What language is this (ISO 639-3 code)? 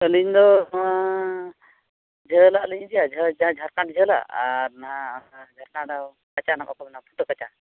sat